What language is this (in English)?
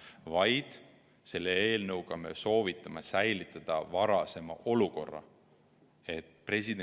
Estonian